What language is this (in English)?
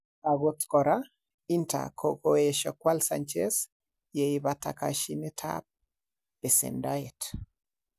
Kalenjin